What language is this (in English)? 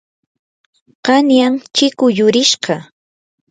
Yanahuanca Pasco Quechua